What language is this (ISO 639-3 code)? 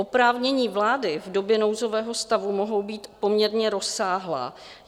ces